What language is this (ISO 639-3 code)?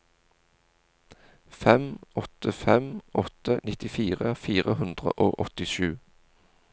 nor